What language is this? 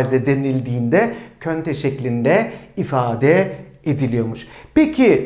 Turkish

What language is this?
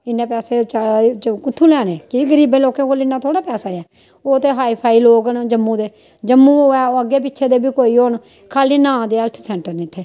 Dogri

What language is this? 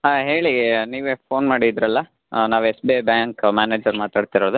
Kannada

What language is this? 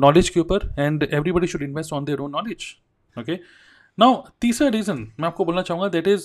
Hindi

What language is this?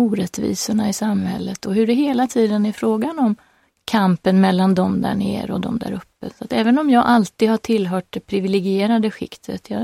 Swedish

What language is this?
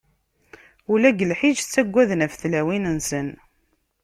Kabyle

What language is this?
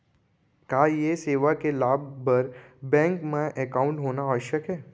Chhattisgarhi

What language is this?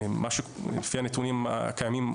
Hebrew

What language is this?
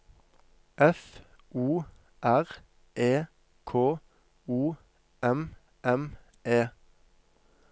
Norwegian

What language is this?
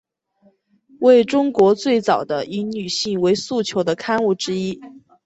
Chinese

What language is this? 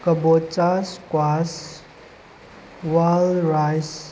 Manipuri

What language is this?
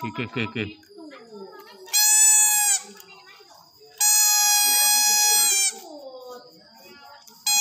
Indonesian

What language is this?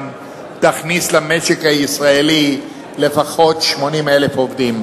Hebrew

